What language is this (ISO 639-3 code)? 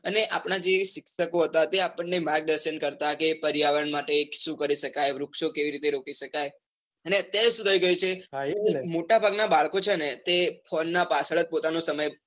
guj